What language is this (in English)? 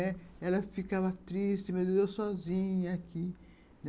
Portuguese